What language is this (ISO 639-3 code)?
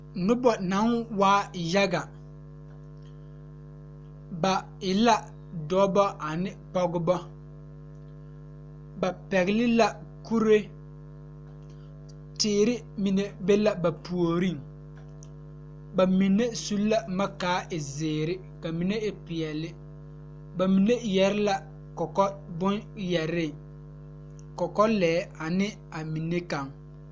dga